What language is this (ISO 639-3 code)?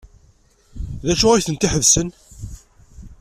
kab